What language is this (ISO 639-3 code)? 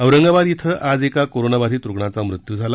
mar